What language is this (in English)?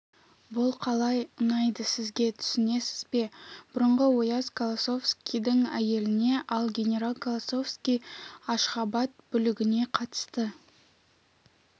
Kazakh